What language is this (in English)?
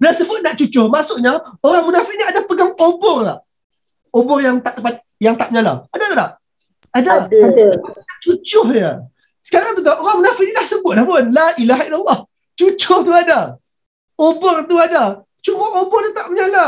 Malay